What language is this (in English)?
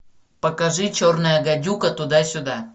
Russian